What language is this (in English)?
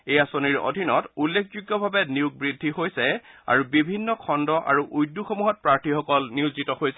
Assamese